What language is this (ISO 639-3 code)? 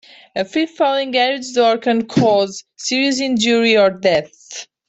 eng